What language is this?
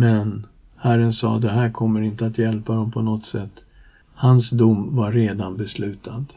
Swedish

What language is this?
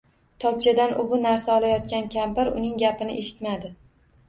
Uzbek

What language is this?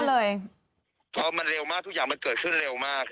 Thai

